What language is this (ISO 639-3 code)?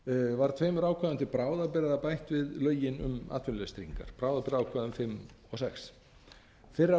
isl